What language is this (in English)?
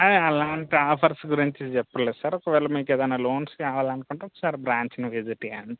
Telugu